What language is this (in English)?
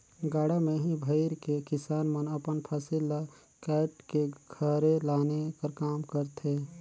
Chhattisgarhi